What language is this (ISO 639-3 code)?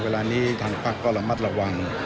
tha